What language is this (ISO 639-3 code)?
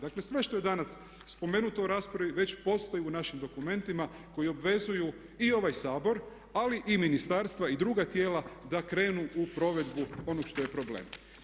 hrv